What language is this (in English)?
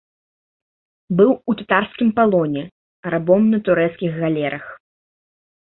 Belarusian